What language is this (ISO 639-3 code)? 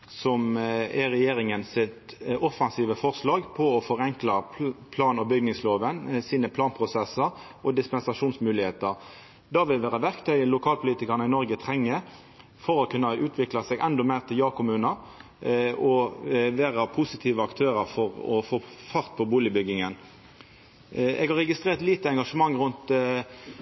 nno